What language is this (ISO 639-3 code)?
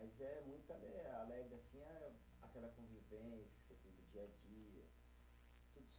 por